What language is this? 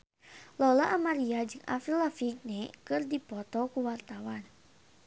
Sundanese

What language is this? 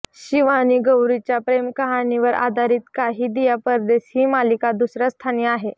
Marathi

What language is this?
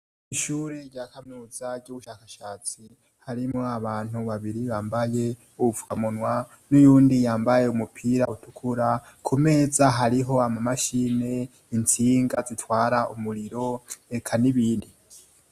Rundi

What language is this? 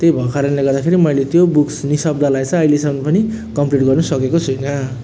Nepali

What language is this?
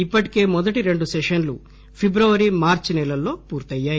Telugu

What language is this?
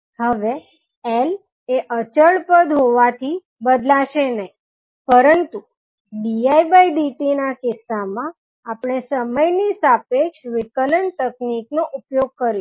Gujarati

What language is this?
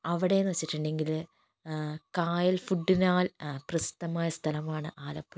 Malayalam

